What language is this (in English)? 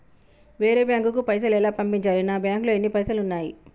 Telugu